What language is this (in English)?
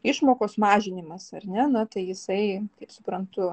Lithuanian